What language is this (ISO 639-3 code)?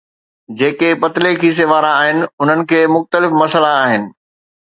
snd